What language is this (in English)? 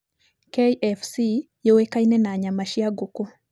Kikuyu